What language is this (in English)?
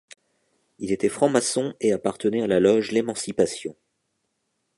French